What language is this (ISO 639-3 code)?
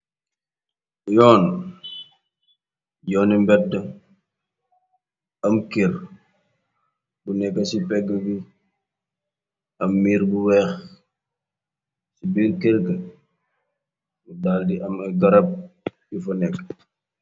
wol